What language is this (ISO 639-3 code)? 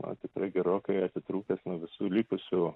lit